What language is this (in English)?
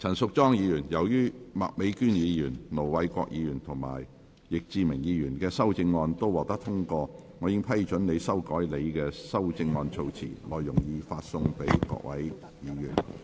Cantonese